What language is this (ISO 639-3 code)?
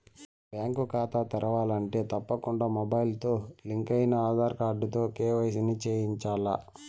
tel